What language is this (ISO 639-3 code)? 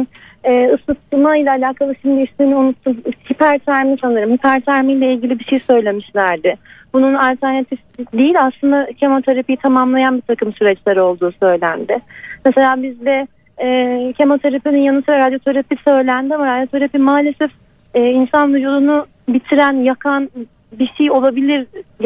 tur